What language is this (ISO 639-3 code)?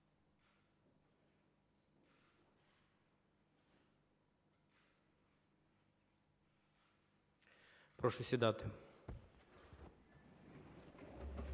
ukr